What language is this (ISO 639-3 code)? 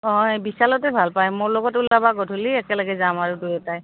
asm